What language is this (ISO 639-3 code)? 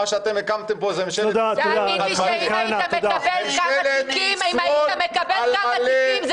heb